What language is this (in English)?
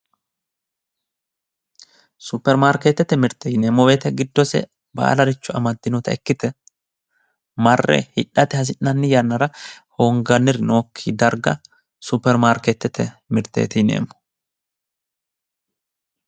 Sidamo